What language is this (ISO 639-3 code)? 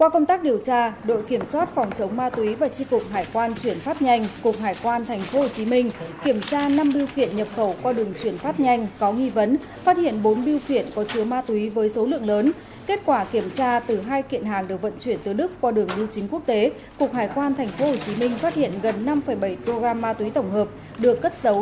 vie